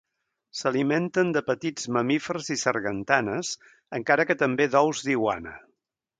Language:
Catalan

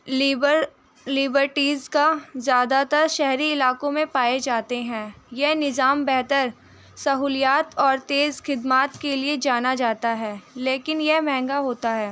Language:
Urdu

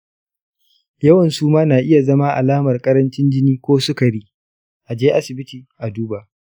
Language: Hausa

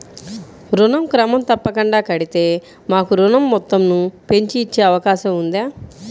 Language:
Telugu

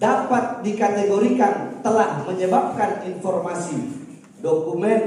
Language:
Indonesian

